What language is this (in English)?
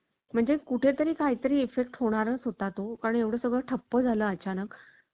Marathi